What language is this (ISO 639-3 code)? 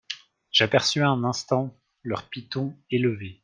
fra